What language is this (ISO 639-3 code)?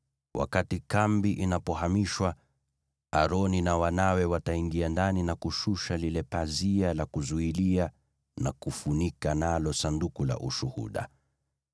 swa